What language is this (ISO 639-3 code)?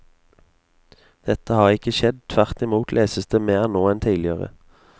nor